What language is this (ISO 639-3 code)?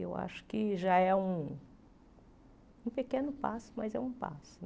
por